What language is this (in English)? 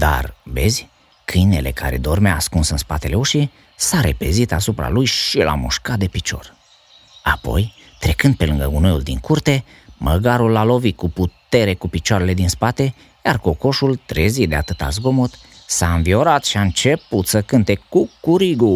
Romanian